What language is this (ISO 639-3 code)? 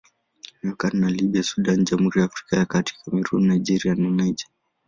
swa